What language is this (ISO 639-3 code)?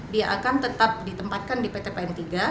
ind